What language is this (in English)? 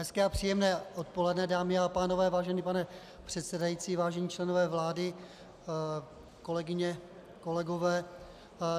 Czech